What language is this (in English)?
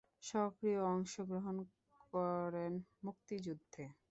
Bangla